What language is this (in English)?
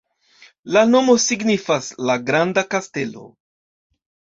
Esperanto